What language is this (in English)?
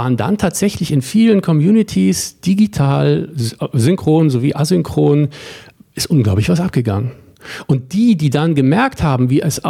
German